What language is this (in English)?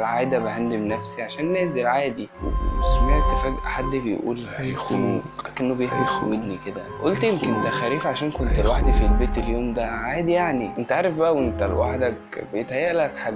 Arabic